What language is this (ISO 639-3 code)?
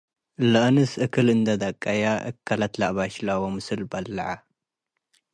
tig